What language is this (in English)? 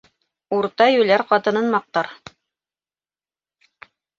Bashkir